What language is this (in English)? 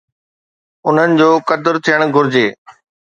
Sindhi